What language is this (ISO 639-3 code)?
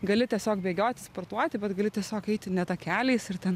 lit